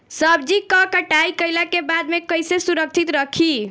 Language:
Bhojpuri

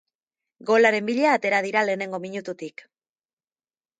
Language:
Basque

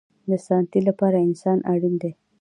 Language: Pashto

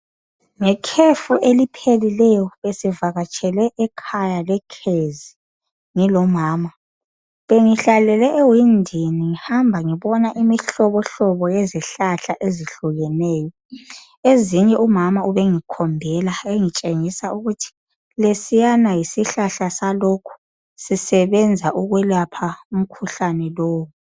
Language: North Ndebele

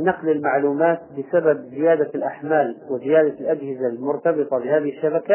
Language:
Arabic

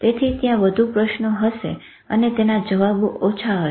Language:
Gujarati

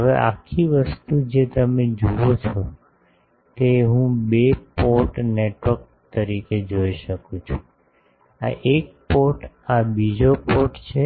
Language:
Gujarati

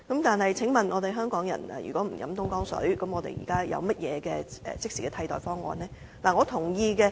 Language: Cantonese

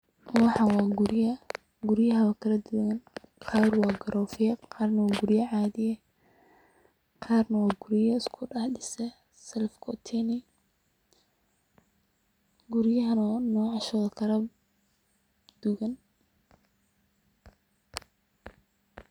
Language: Somali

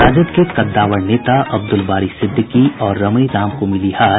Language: Hindi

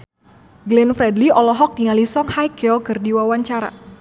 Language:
Sundanese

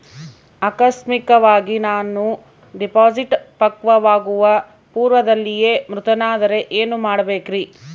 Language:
Kannada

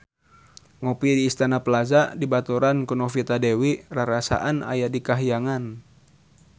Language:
Sundanese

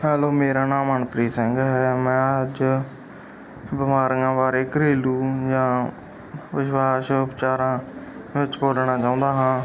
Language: Punjabi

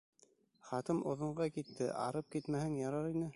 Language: Bashkir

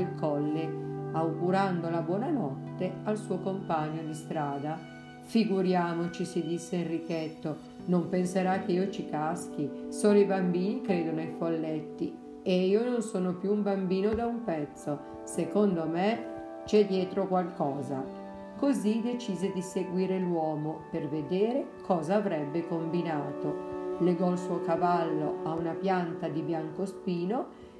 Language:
Italian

